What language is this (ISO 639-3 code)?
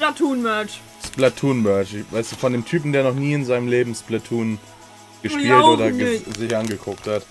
deu